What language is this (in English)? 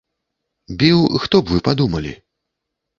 Belarusian